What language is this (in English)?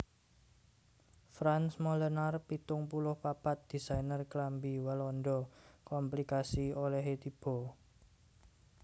Javanese